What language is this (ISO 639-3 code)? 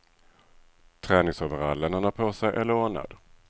swe